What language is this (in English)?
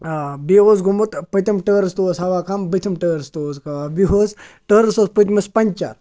Kashmiri